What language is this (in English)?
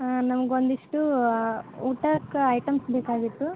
Kannada